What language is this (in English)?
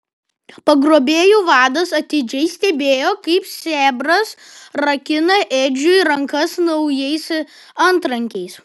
Lithuanian